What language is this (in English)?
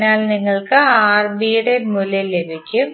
Malayalam